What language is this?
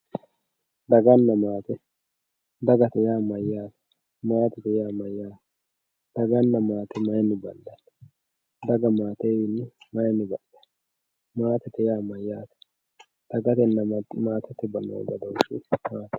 Sidamo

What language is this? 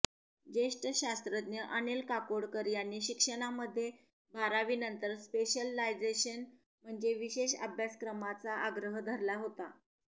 Marathi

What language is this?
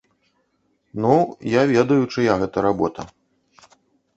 Belarusian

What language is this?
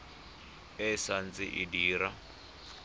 Tswana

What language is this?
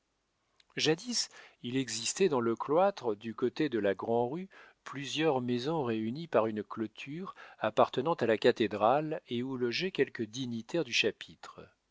French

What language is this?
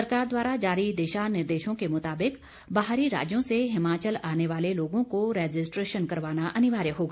Hindi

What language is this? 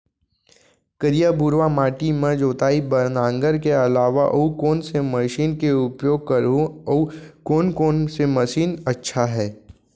Chhattisgarhi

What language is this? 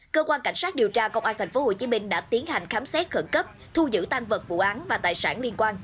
Vietnamese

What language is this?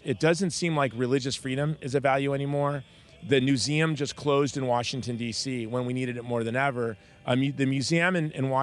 English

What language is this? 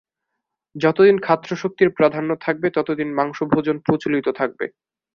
Bangla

